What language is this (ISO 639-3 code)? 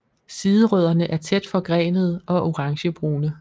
dan